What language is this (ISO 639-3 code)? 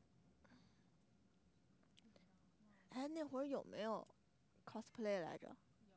zho